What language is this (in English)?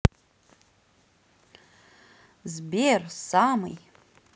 Russian